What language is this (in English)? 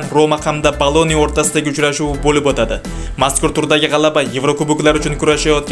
Turkish